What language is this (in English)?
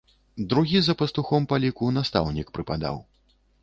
Belarusian